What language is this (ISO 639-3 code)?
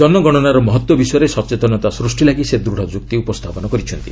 ori